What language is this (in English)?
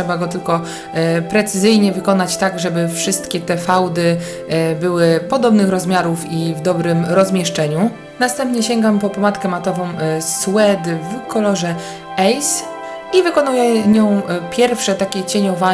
Polish